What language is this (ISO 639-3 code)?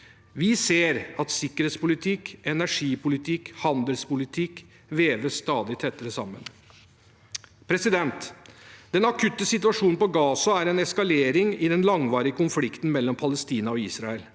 nor